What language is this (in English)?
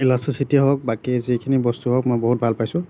Assamese